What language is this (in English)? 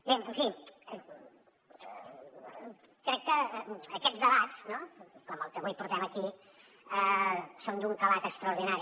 Catalan